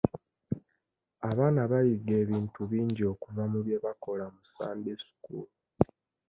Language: Ganda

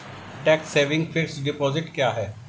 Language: Hindi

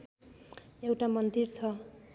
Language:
Nepali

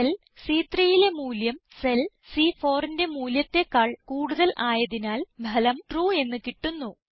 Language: Malayalam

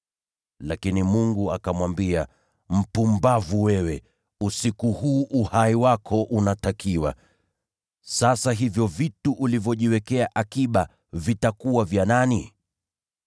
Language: Swahili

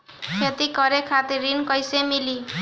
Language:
Bhojpuri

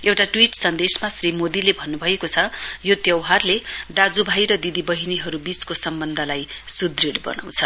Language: Nepali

